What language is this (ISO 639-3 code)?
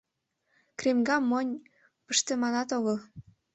chm